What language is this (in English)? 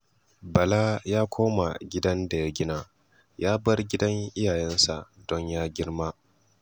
Hausa